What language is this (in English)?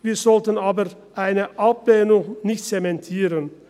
Swiss German